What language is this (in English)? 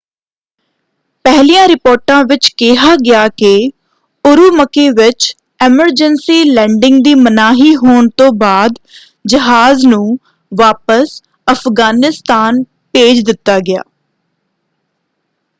Punjabi